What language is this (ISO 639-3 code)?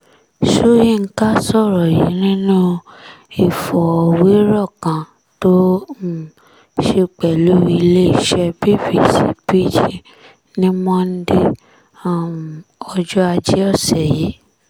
yor